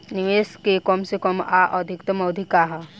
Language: Bhojpuri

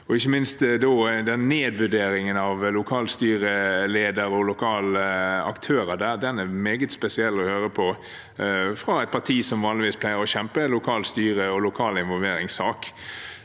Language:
Norwegian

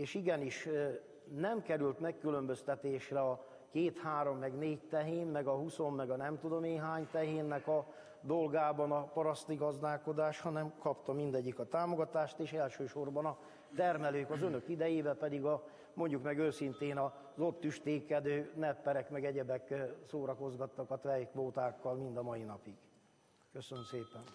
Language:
Hungarian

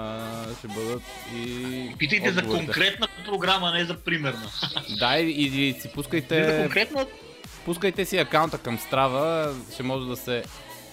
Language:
Bulgarian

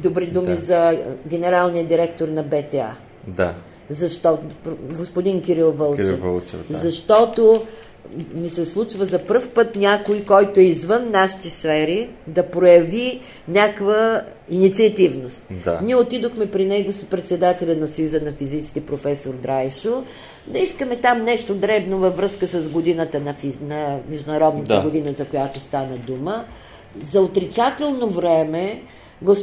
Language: Bulgarian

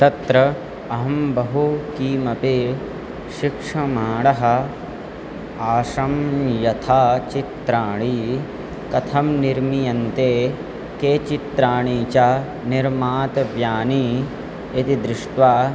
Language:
Sanskrit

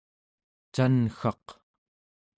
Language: Central Yupik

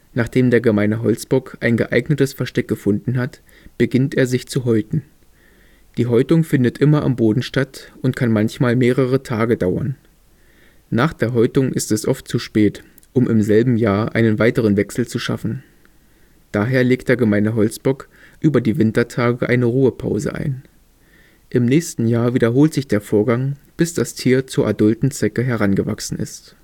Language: German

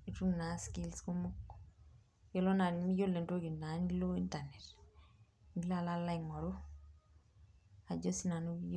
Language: Masai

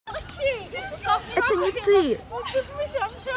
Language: Russian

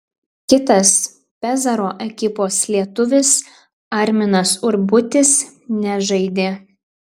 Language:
Lithuanian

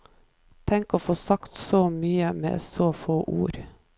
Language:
Norwegian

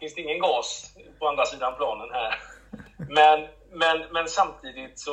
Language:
Swedish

